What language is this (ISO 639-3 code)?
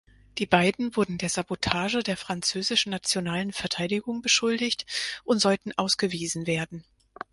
deu